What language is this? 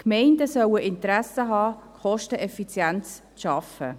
Swiss German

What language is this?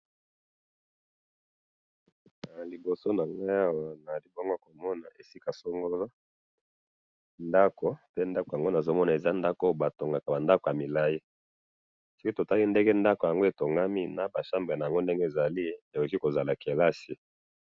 Lingala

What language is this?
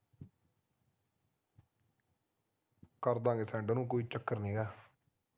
Punjabi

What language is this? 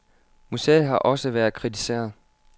Danish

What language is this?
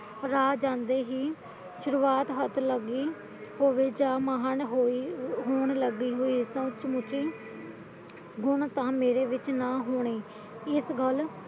Punjabi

